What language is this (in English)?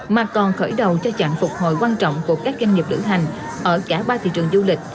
Vietnamese